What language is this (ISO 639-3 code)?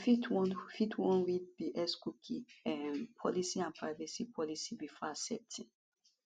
pcm